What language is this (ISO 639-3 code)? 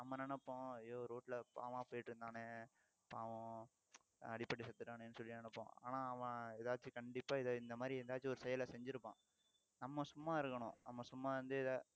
tam